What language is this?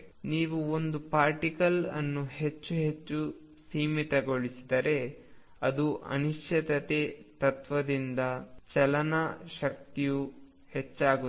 Kannada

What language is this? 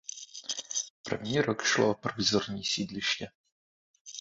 Czech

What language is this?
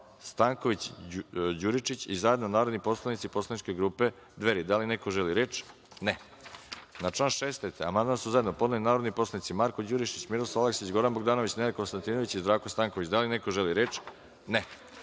Serbian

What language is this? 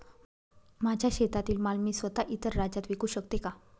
Marathi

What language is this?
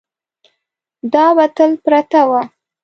Pashto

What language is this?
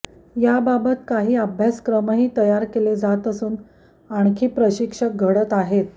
Marathi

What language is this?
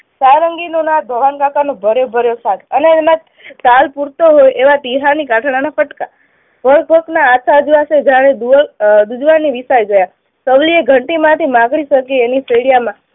Gujarati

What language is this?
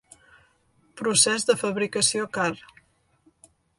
Catalan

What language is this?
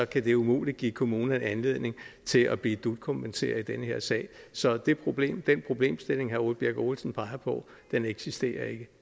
Danish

